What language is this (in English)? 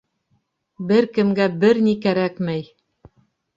Bashkir